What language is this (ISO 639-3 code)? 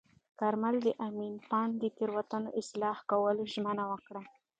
pus